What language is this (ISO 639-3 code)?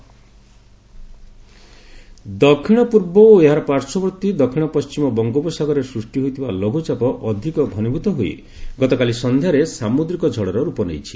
ori